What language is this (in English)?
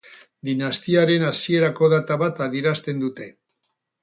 Basque